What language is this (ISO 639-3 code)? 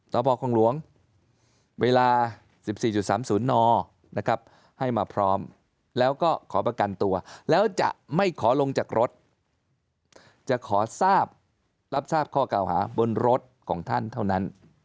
tha